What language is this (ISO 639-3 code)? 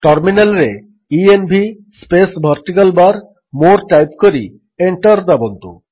ori